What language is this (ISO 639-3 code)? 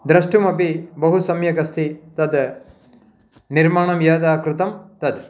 san